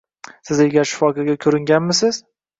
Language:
Uzbek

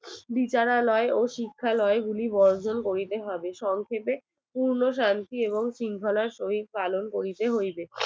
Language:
Bangla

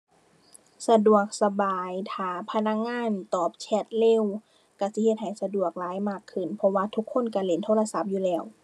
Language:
Thai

